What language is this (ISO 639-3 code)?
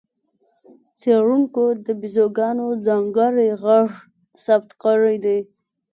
pus